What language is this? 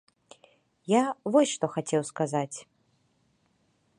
Belarusian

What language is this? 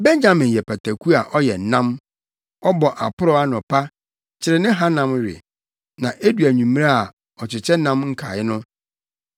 Akan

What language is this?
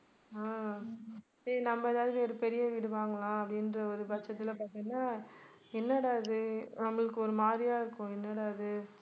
Tamil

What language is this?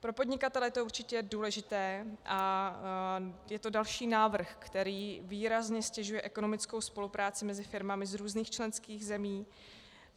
Czech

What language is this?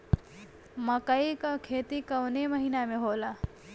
Bhojpuri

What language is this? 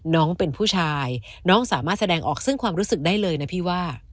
Thai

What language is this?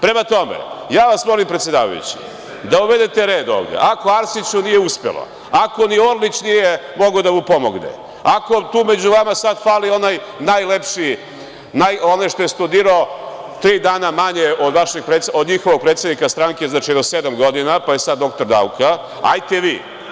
Serbian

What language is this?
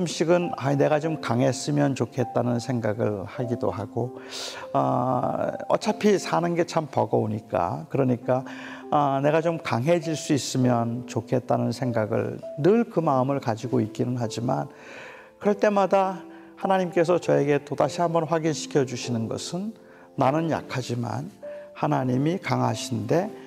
Korean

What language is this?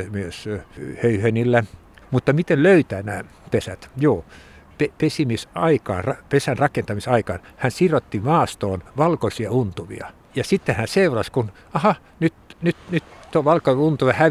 Finnish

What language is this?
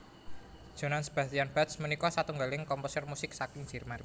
Javanese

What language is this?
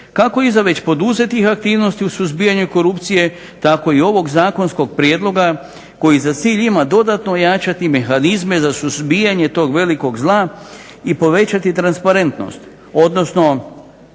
Croatian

